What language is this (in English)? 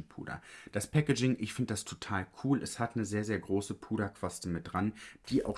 German